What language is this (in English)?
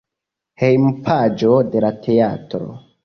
Esperanto